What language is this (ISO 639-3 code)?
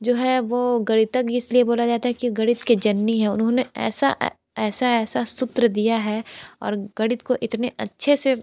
hin